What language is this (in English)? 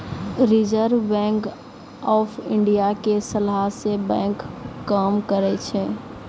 Maithili